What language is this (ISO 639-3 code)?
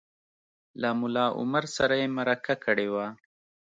pus